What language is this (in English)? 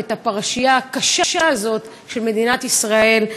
Hebrew